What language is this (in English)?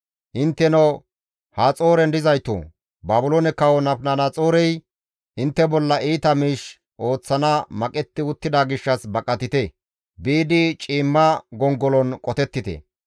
Gamo